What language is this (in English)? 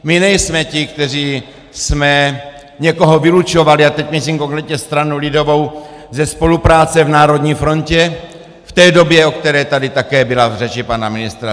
Czech